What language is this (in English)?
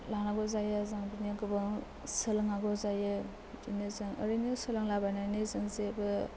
Bodo